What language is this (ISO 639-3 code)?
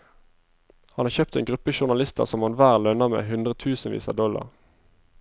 nor